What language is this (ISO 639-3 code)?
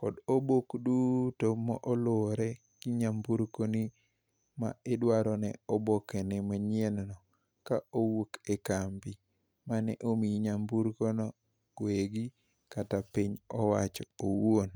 luo